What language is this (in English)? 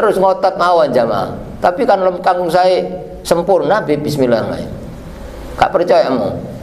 Indonesian